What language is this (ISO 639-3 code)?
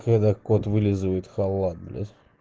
rus